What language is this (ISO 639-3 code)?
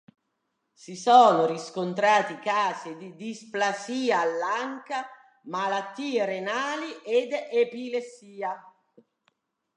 ita